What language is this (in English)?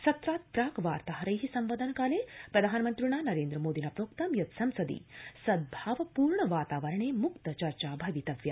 Sanskrit